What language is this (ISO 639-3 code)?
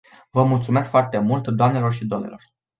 ron